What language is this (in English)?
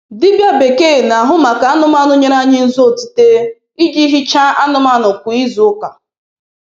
Igbo